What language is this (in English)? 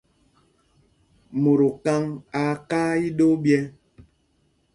Mpumpong